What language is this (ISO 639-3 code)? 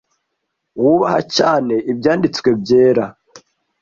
kin